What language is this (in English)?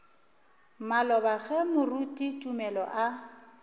Northern Sotho